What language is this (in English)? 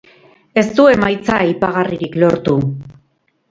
Basque